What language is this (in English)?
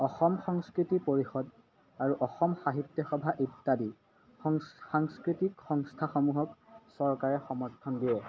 Assamese